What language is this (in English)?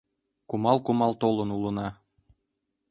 Mari